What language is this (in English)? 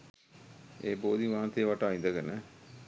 Sinhala